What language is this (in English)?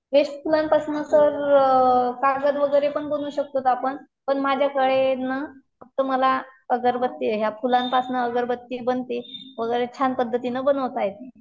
Marathi